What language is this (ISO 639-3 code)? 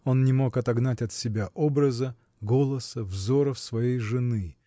rus